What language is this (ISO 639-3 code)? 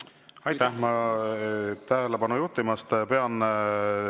est